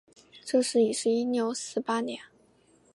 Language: Chinese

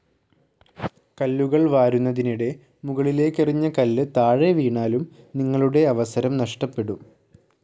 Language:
Malayalam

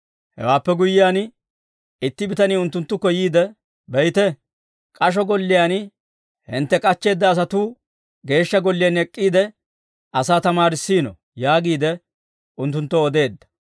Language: Dawro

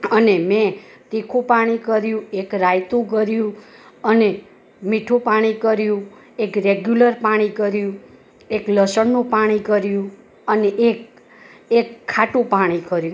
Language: Gujarati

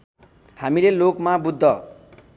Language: Nepali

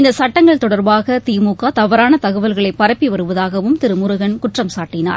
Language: Tamil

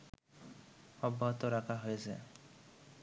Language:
Bangla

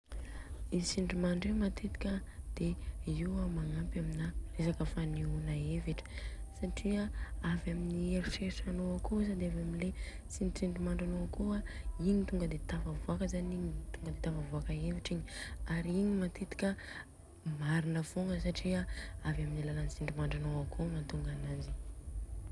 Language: Southern Betsimisaraka Malagasy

